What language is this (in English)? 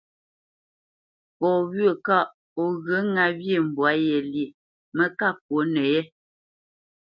Bamenyam